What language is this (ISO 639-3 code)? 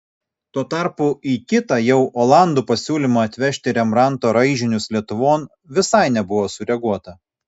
lit